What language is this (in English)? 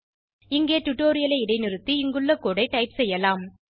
Tamil